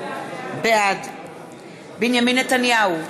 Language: Hebrew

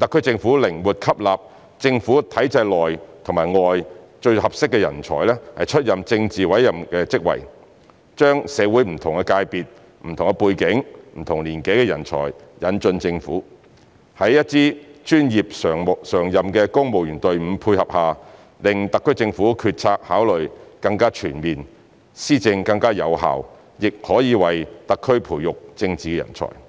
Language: Cantonese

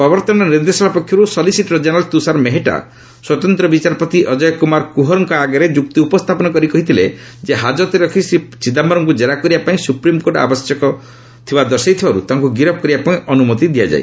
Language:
Odia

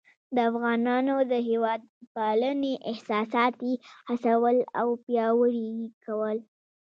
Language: Pashto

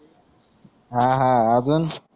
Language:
Marathi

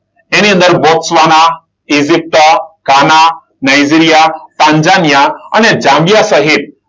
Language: Gujarati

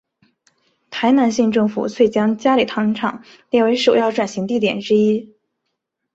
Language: Chinese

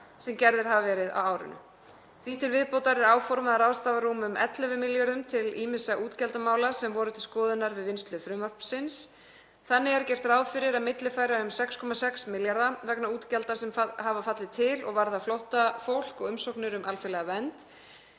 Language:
Icelandic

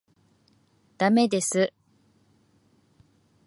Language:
Japanese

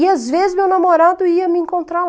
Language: Portuguese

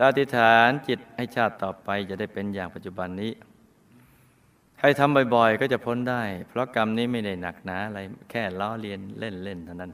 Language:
Thai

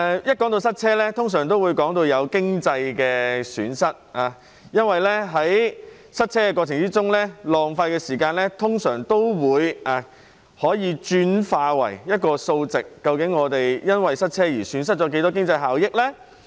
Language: Cantonese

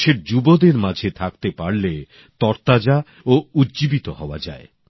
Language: Bangla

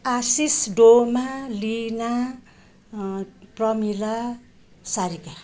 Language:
Nepali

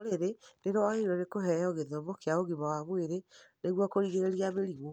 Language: Kikuyu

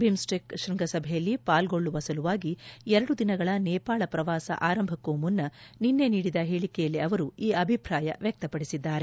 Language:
Kannada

